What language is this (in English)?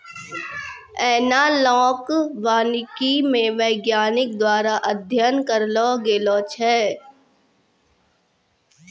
Maithili